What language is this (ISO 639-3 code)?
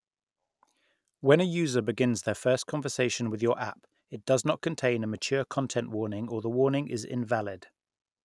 eng